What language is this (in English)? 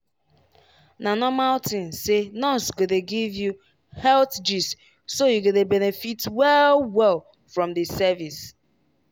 Nigerian Pidgin